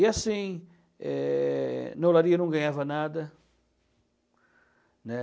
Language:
Portuguese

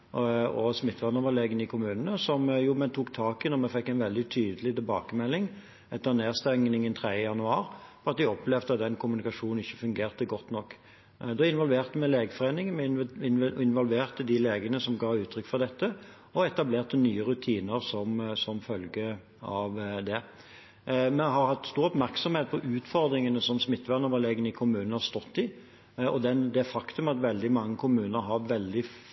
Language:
Norwegian Bokmål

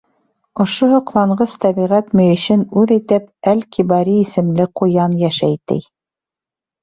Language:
Bashkir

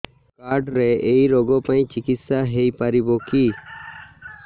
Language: Odia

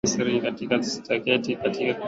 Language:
Swahili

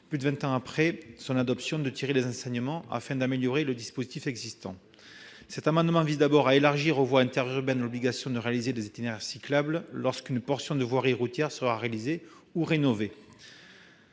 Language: French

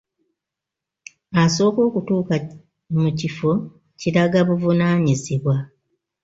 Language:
Ganda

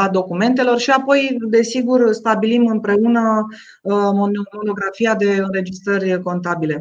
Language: Romanian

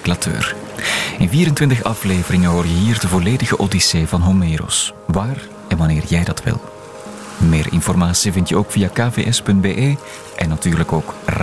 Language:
Dutch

